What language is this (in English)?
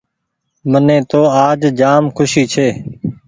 Goaria